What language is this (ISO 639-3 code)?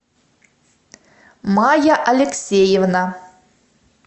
rus